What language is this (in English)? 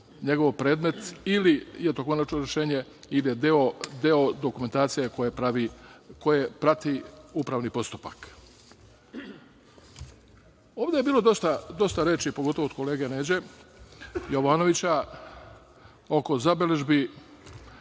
Serbian